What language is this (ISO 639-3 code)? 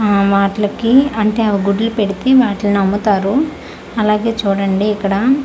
tel